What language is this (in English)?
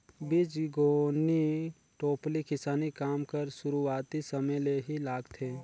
Chhattisgarhi